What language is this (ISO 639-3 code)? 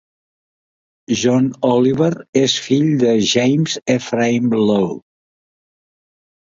cat